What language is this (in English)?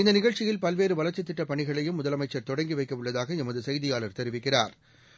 Tamil